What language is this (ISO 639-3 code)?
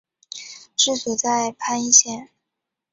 zho